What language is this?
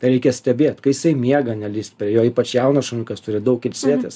Lithuanian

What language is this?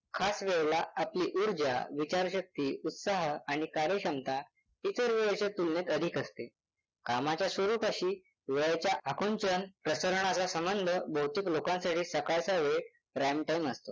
Marathi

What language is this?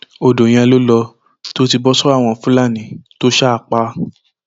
Yoruba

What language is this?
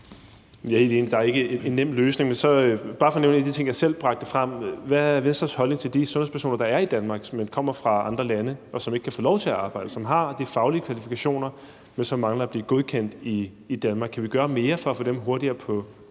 Danish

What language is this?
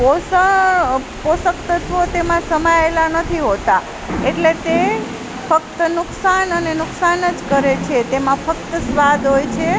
Gujarati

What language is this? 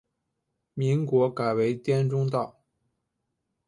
Chinese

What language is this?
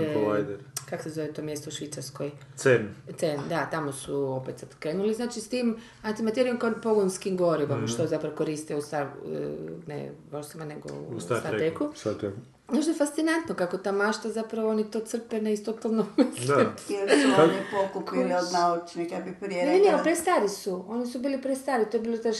Croatian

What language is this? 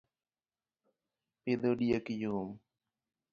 Luo (Kenya and Tanzania)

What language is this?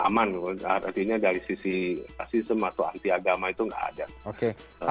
Indonesian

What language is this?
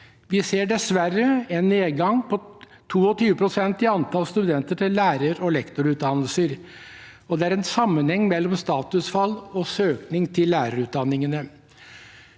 Norwegian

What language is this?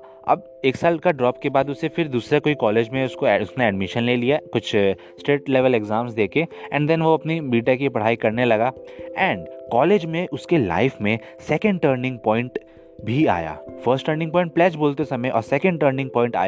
Hindi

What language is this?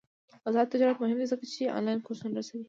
Pashto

